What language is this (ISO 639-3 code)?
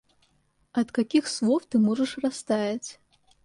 rus